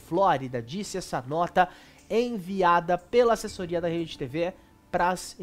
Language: Portuguese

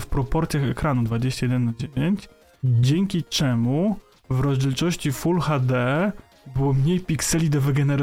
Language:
Polish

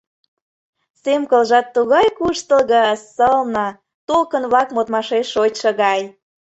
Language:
Mari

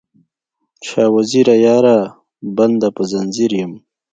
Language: Pashto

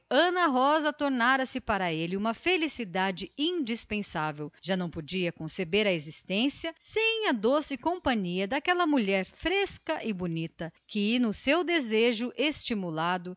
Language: Portuguese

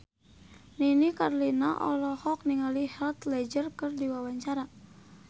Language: Sundanese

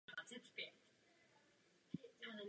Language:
Czech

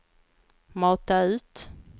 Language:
Swedish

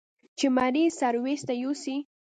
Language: Pashto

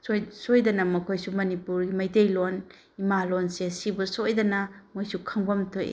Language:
Manipuri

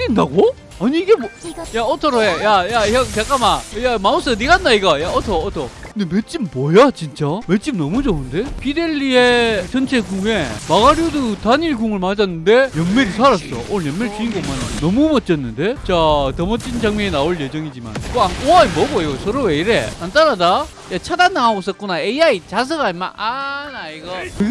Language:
Korean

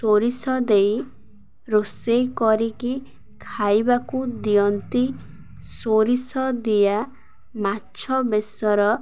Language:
Odia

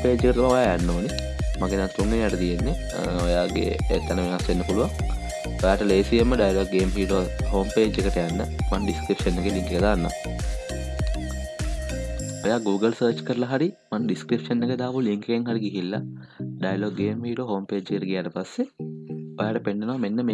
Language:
Sinhala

